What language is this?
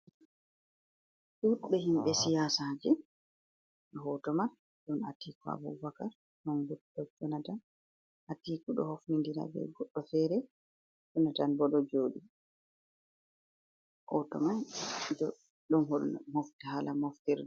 Fula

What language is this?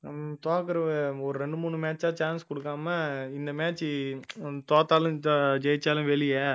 Tamil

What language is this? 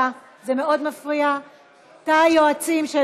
Hebrew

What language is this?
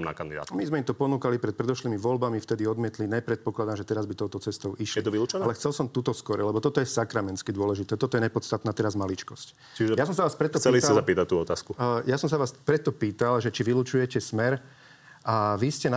Slovak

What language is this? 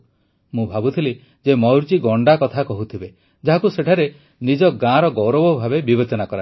Odia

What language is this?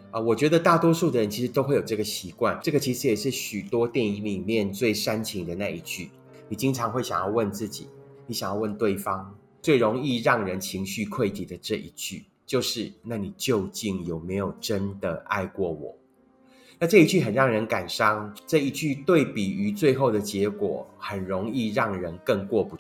Chinese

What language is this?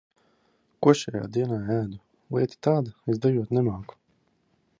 Latvian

